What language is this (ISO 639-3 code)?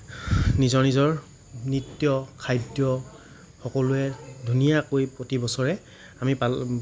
asm